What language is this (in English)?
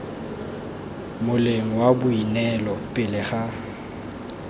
Tswana